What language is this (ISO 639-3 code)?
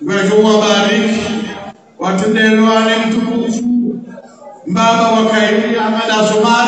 ara